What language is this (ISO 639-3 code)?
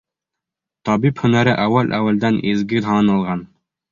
bak